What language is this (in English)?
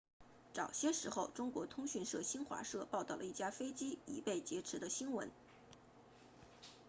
Chinese